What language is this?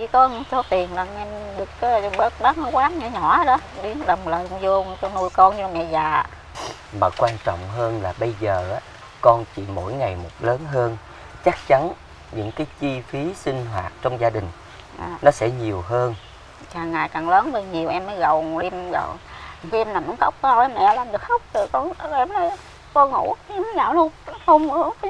Vietnamese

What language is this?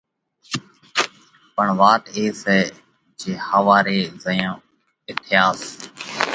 Parkari Koli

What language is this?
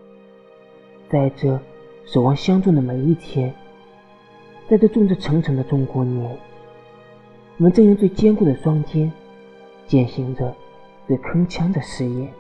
Chinese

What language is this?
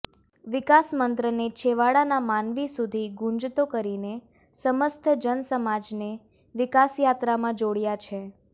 Gujarati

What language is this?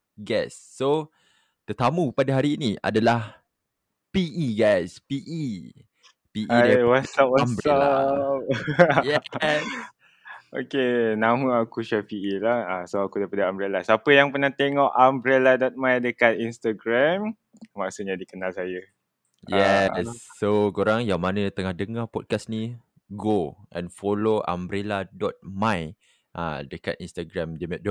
Malay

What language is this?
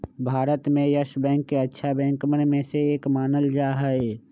Magahi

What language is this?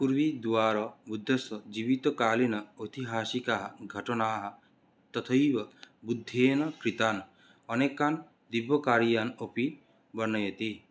Sanskrit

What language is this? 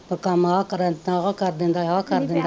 Punjabi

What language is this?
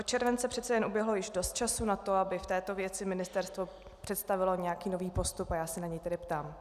Czech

